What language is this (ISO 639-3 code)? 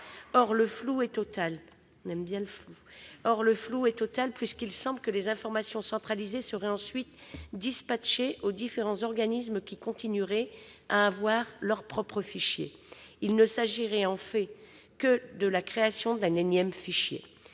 fra